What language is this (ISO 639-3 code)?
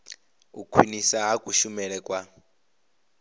ven